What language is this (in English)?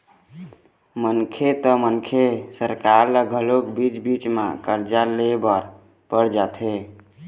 Chhattisgarhi